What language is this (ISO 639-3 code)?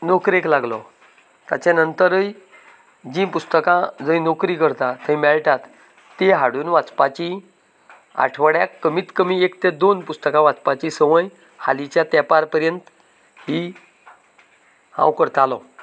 kok